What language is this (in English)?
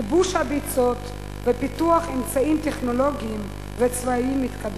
Hebrew